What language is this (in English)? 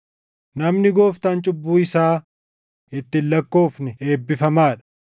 Oromo